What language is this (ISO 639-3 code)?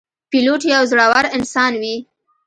pus